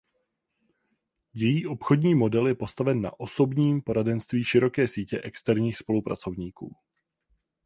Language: Czech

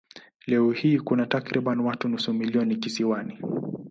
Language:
Swahili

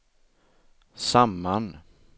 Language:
Swedish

